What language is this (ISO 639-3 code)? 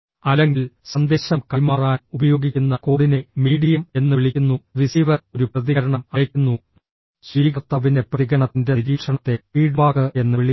mal